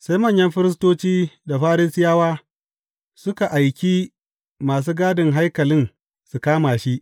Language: Hausa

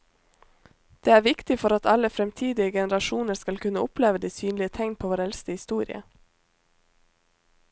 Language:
Norwegian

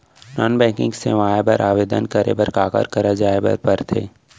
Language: Chhattisgarhi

